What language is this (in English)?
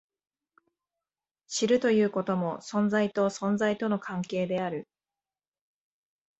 Japanese